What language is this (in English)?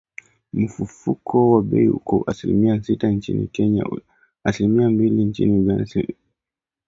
Swahili